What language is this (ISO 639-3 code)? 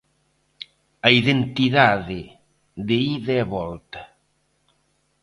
glg